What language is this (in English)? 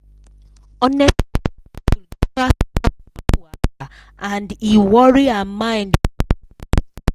Nigerian Pidgin